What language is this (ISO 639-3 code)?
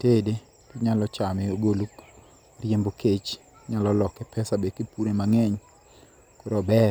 luo